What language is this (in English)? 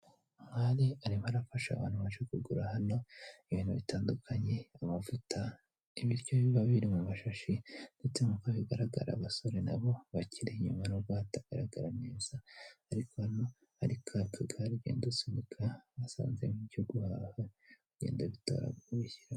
Kinyarwanda